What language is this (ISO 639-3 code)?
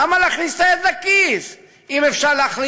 heb